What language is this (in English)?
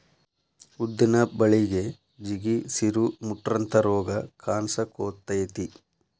Kannada